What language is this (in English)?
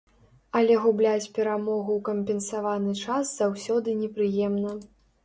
Belarusian